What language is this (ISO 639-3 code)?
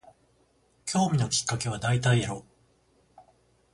jpn